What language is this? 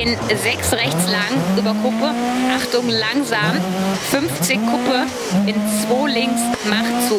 German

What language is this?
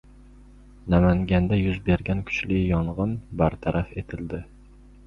Uzbek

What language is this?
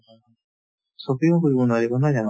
Assamese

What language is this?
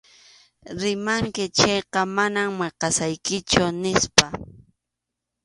Arequipa-La Unión Quechua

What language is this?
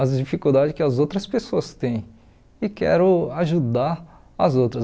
Portuguese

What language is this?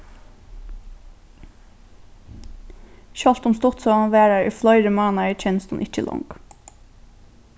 Faroese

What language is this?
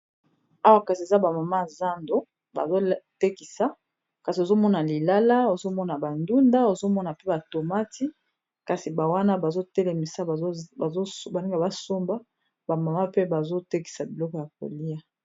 Lingala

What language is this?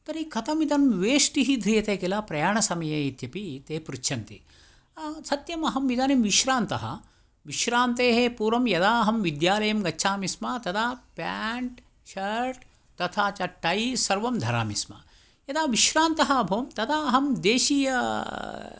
Sanskrit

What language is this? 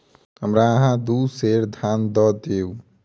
Maithili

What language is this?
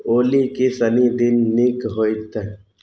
Maithili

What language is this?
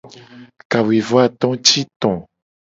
Gen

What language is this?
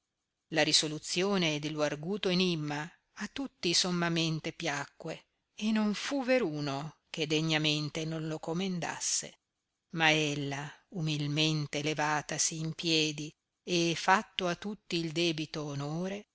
Italian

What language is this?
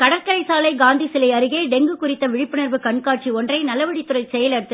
Tamil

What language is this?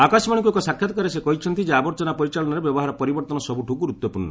Odia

